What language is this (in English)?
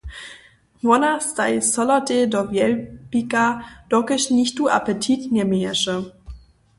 Upper Sorbian